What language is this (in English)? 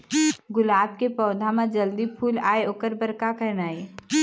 Chhattisgarhi